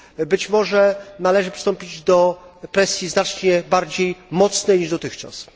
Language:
Polish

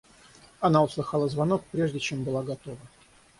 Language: Russian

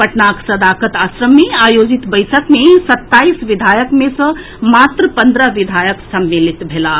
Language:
Maithili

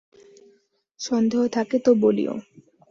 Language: Bangla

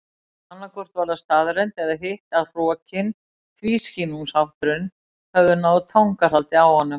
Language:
Icelandic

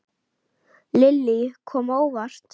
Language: Icelandic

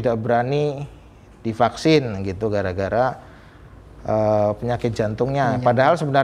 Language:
Indonesian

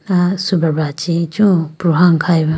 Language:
Idu-Mishmi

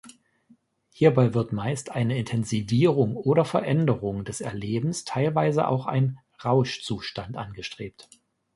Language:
German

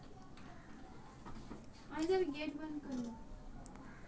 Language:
Hindi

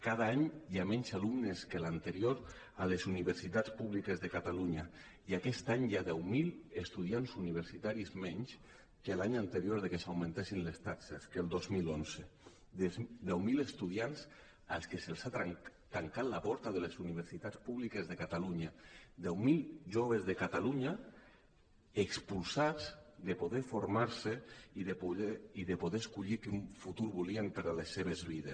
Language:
Catalan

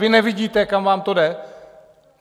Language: Czech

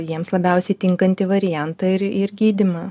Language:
Lithuanian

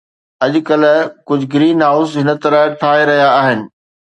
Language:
Sindhi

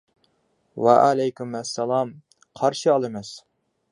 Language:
Uyghur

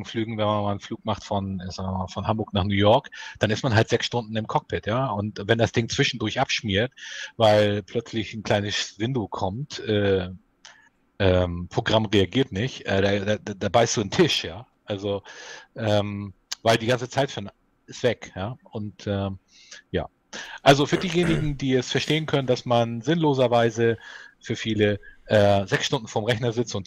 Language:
German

